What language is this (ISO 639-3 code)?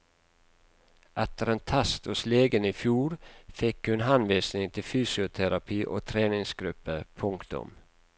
nor